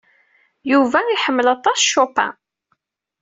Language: Kabyle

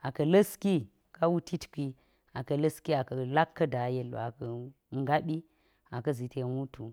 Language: Geji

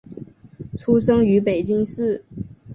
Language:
Chinese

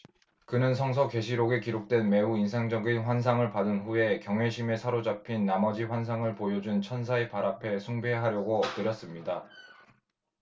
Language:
Korean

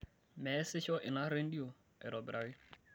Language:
Masai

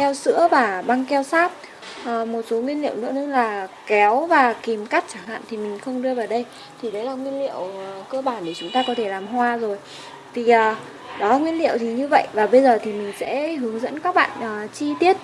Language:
Vietnamese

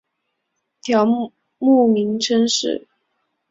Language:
Chinese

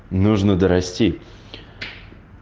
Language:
Russian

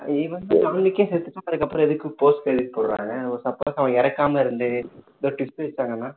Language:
Tamil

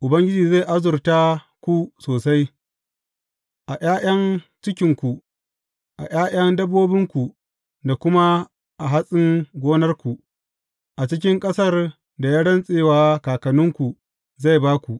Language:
Hausa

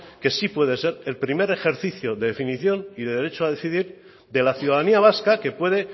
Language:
Spanish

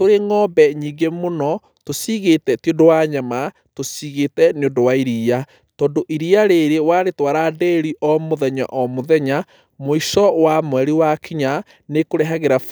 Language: Kikuyu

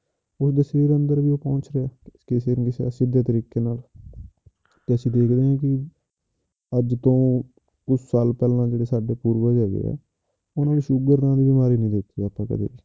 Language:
Punjabi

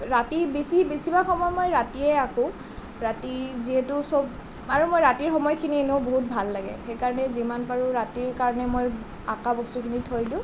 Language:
Assamese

